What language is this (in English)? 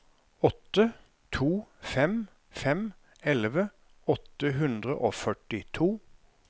Norwegian